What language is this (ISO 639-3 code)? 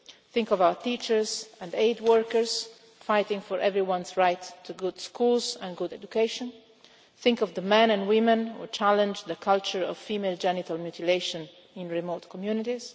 eng